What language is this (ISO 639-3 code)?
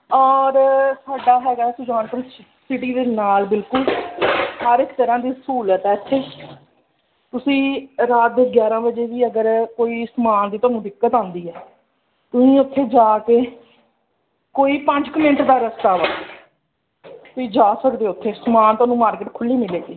pan